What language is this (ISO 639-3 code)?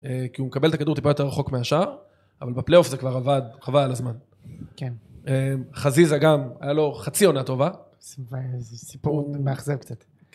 heb